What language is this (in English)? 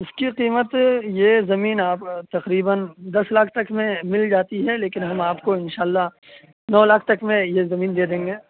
Urdu